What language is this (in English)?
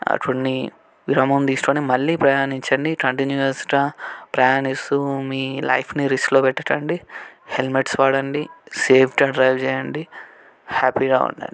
Telugu